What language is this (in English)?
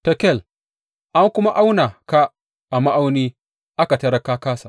Hausa